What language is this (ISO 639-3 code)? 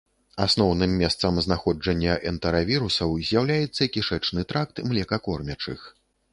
bel